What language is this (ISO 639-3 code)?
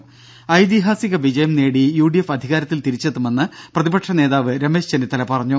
mal